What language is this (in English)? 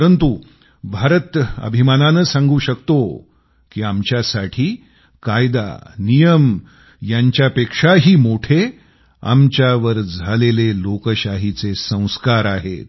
Marathi